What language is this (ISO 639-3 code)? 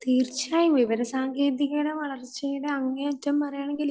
mal